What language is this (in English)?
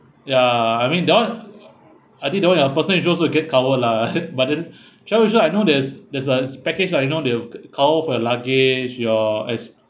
English